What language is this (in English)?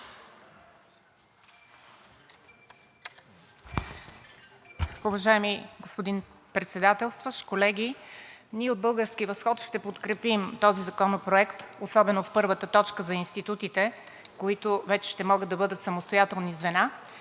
Bulgarian